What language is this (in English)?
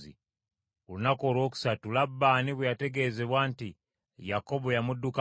Ganda